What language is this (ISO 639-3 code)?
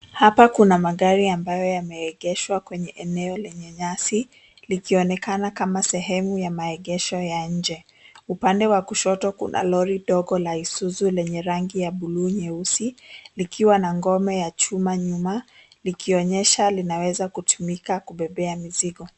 swa